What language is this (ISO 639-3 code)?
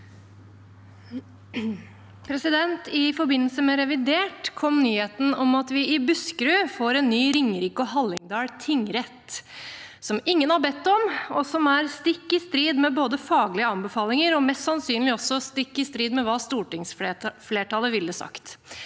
nor